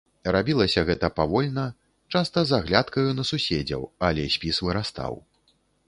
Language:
Belarusian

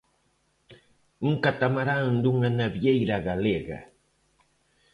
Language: Galician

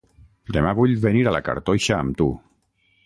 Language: Catalan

